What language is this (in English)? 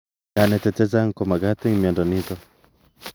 Kalenjin